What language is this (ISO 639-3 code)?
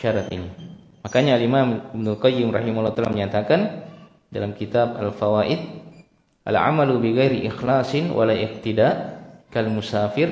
ind